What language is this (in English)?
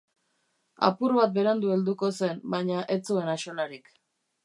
Basque